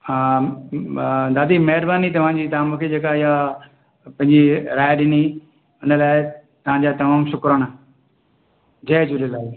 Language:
Sindhi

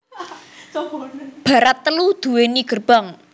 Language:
Javanese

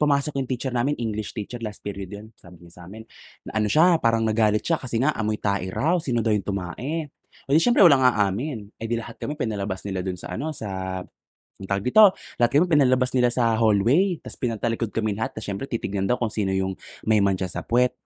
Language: Filipino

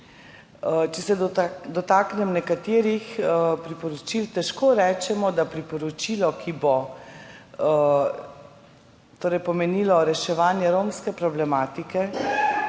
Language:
Slovenian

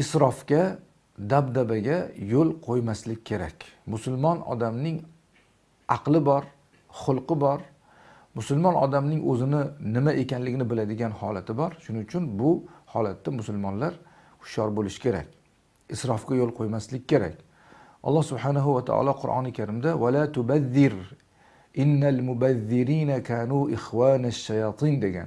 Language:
Turkish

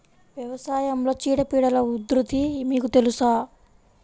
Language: Telugu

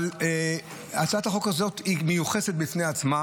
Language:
Hebrew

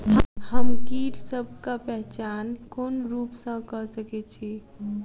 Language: Maithili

